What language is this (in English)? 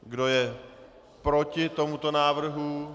Czech